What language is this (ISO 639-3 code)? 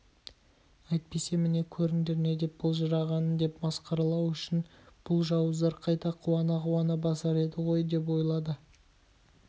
kaz